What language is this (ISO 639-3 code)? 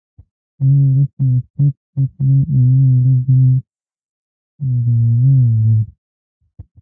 pus